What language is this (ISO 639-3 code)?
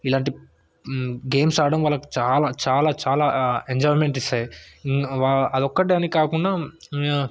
tel